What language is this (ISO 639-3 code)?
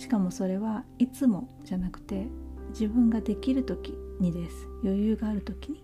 jpn